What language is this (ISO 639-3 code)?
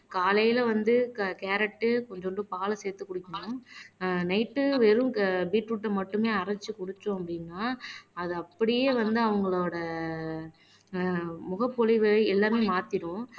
tam